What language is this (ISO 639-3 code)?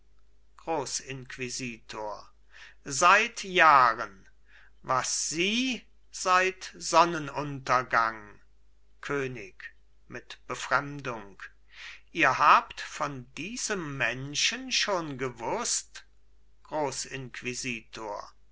deu